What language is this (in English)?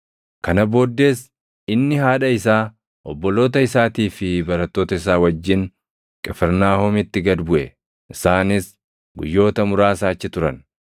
Oromo